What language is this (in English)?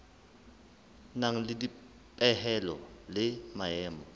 Southern Sotho